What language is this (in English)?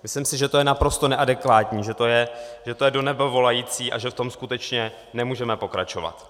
Czech